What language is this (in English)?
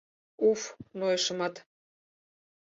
Mari